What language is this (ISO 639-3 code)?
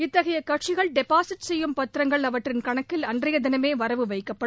tam